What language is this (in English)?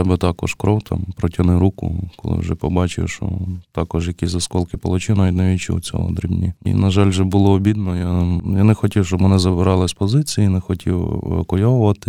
Ukrainian